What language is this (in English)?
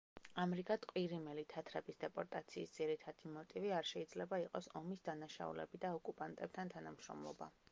Georgian